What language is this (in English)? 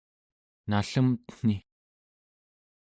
Central Yupik